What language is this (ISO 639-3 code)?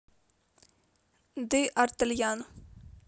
rus